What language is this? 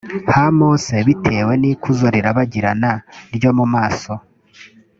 Kinyarwanda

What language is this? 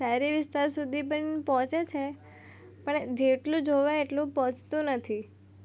Gujarati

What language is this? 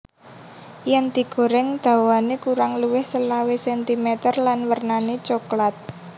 Javanese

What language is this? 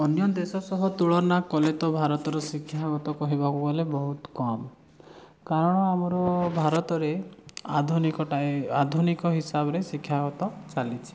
Odia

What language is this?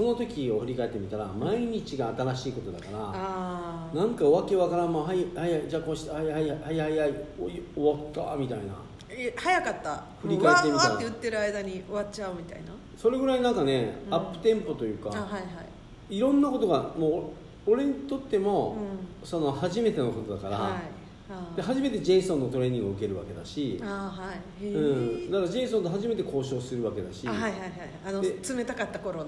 Japanese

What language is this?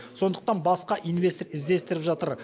Kazakh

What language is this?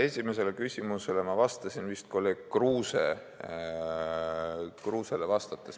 Estonian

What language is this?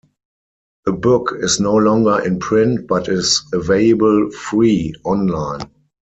English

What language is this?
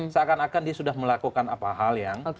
Indonesian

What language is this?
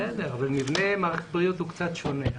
Hebrew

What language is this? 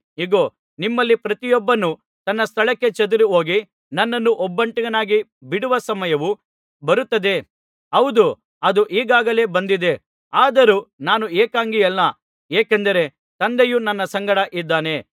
Kannada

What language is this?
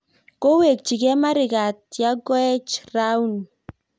Kalenjin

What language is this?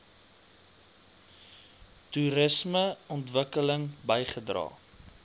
Afrikaans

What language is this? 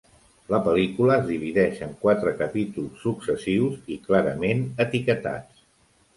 Catalan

